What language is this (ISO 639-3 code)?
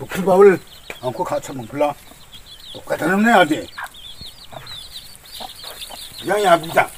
kor